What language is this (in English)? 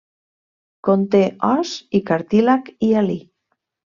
Catalan